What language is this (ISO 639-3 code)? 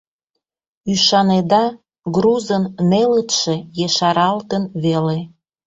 chm